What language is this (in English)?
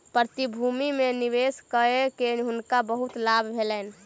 Maithili